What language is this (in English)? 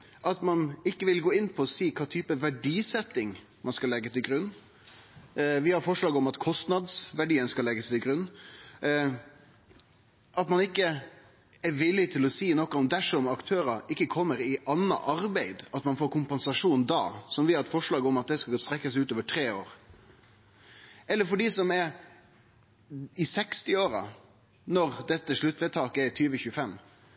Norwegian Nynorsk